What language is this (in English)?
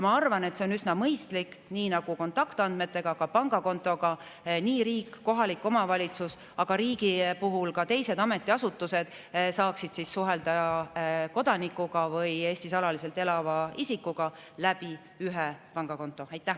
Estonian